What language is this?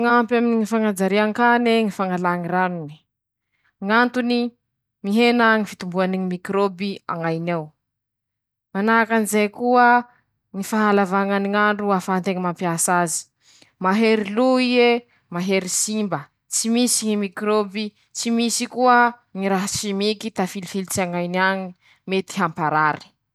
Masikoro Malagasy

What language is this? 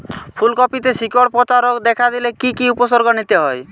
Bangla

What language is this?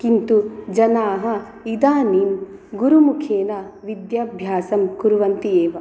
Sanskrit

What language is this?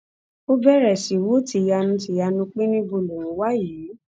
Yoruba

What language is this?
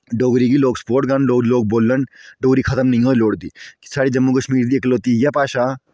Dogri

